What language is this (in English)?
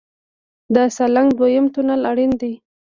Pashto